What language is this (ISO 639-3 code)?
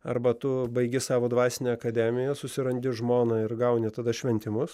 lit